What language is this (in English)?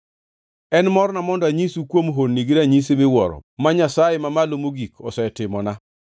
Luo (Kenya and Tanzania)